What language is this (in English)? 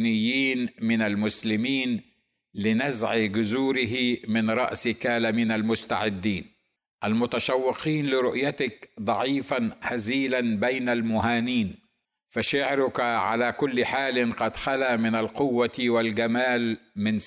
Arabic